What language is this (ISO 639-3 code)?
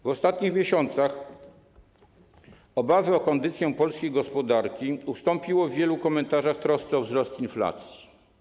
pol